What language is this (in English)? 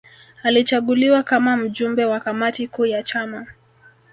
Swahili